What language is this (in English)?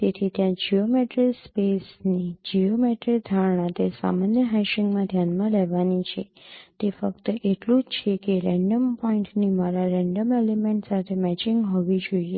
Gujarati